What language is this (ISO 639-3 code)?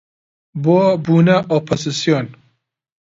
ckb